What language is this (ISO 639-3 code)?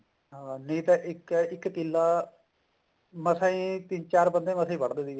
pan